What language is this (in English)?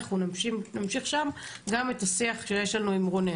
Hebrew